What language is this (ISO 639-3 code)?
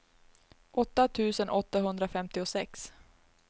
swe